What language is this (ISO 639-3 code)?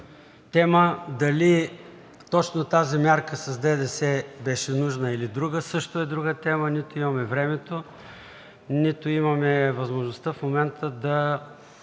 bul